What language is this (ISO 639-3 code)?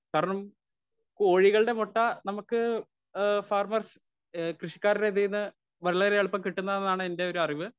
mal